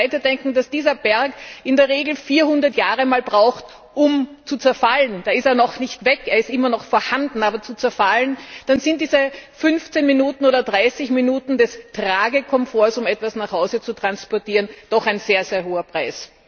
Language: German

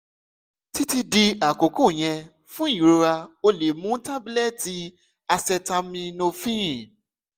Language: Yoruba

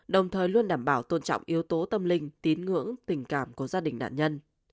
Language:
Vietnamese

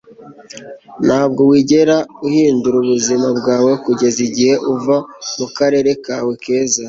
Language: Kinyarwanda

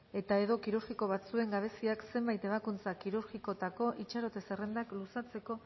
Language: Basque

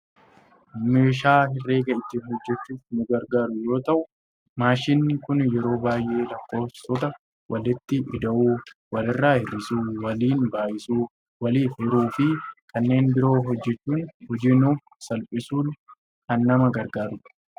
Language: Oromo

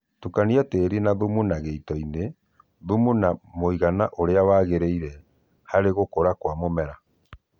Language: Kikuyu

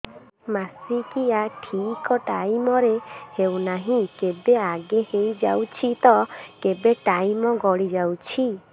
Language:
Odia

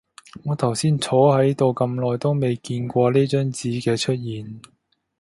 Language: Cantonese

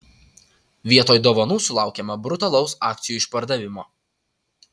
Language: Lithuanian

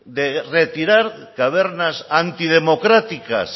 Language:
Spanish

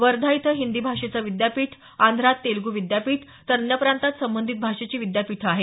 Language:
Marathi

